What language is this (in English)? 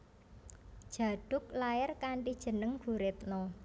Javanese